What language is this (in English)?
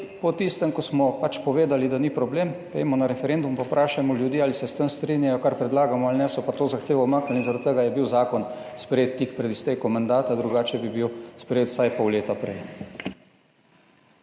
Slovenian